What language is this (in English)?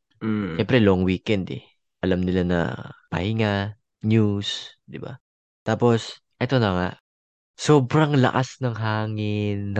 Filipino